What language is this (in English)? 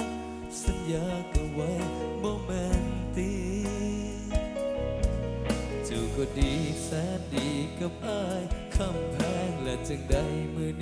Thai